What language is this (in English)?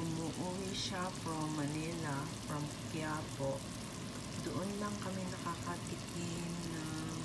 Filipino